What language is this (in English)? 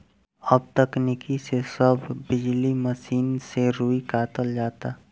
Bhojpuri